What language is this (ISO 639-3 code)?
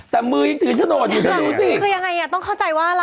tha